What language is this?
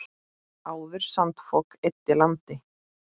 Icelandic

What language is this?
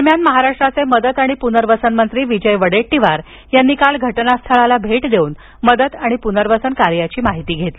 Marathi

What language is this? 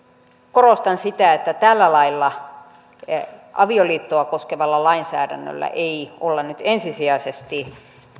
Finnish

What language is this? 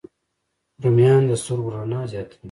Pashto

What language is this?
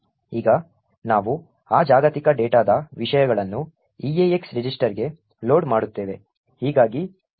Kannada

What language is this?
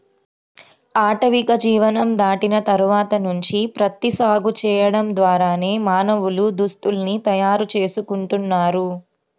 Telugu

